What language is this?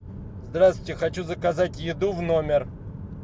Russian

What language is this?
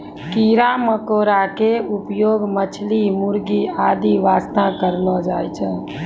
Maithili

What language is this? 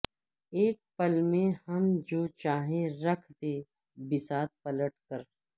Urdu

